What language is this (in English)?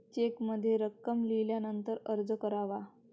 Marathi